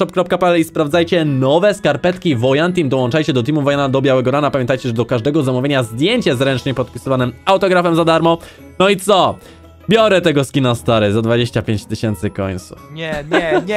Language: Polish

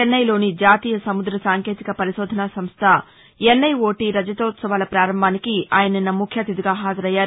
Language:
Telugu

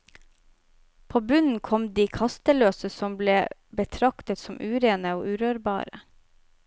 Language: Norwegian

